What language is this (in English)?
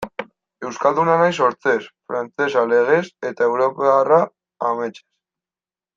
Basque